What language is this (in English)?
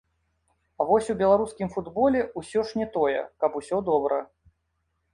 Belarusian